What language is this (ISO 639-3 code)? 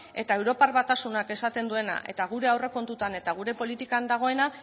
eus